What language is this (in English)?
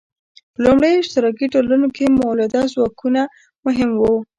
Pashto